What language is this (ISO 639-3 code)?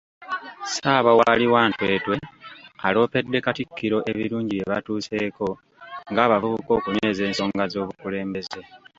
lug